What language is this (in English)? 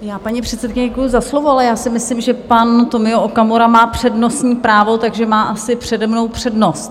Czech